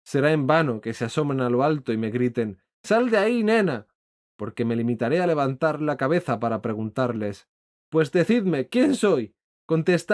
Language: Spanish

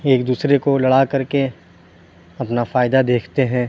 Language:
Urdu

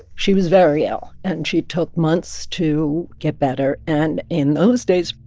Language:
English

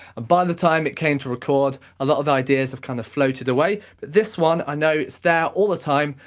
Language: English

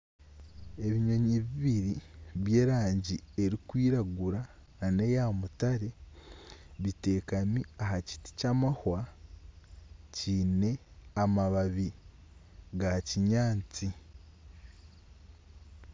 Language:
Nyankole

